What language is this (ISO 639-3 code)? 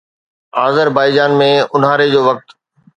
snd